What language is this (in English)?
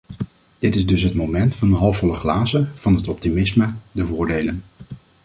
Dutch